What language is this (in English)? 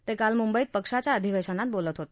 Marathi